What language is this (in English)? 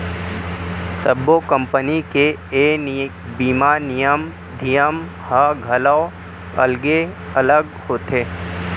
Chhattisgarhi